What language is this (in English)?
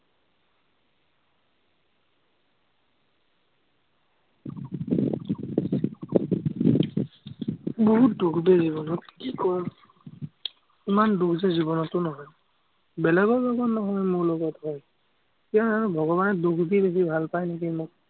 Assamese